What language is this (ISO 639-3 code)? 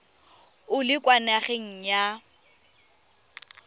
tsn